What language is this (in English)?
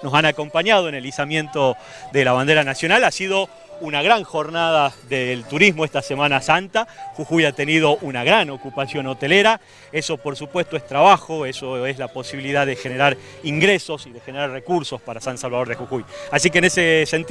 Spanish